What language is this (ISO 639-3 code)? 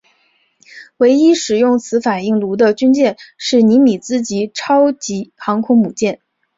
zho